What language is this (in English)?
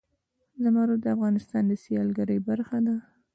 Pashto